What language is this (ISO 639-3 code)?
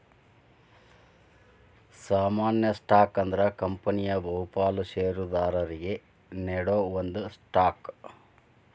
kan